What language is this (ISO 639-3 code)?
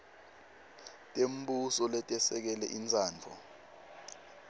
ssw